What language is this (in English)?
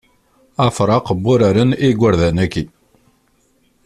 Kabyle